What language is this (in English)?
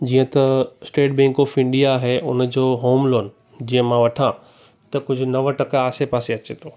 Sindhi